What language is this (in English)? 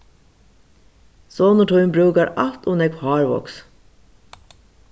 Faroese